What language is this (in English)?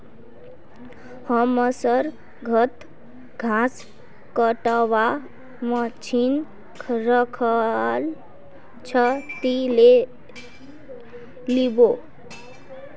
Magahi